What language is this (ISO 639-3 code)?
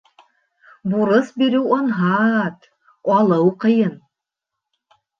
bak